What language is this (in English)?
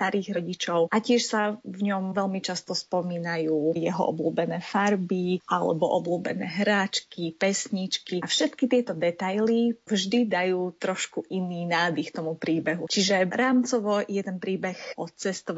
Slovak